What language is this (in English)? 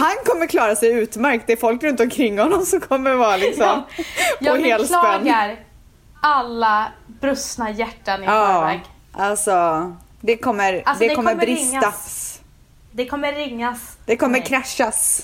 Swedish